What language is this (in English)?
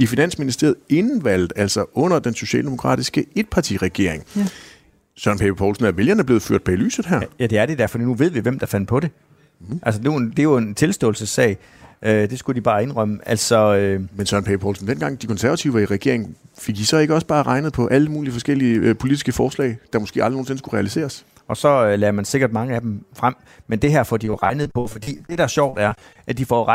Danish